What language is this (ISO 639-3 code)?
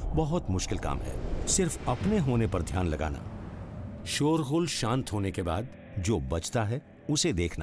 hin